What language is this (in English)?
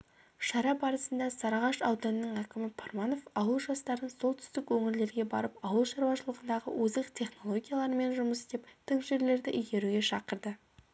Kazakh